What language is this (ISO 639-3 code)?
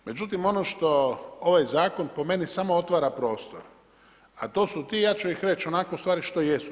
hrv